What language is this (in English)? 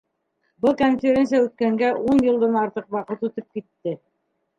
Bashkir